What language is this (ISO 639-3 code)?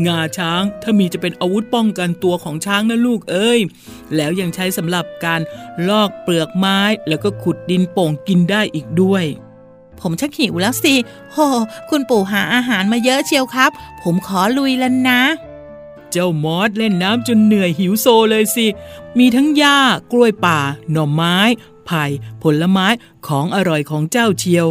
tha